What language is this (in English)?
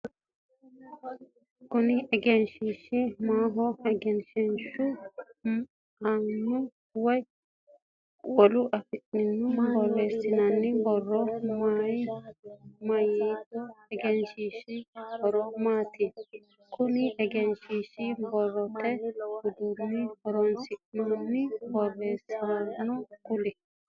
Sidamo